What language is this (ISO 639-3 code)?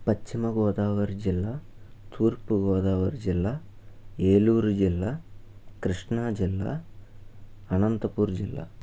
tel